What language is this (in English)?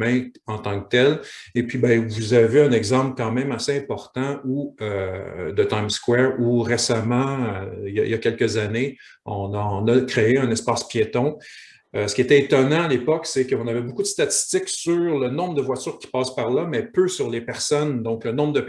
French